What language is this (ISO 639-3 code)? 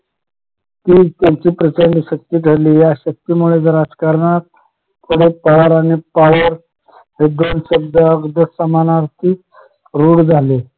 mar